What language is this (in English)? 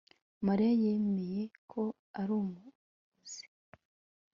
Kinyarwanda